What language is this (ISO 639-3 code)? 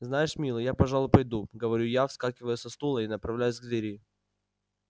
rus